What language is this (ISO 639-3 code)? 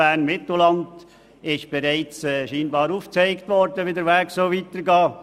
gsw